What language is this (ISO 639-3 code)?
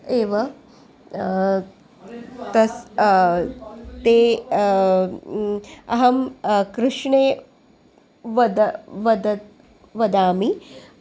san